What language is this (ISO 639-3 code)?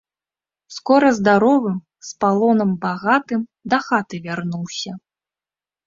bel